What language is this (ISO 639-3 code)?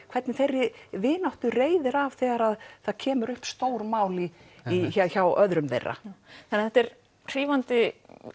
isl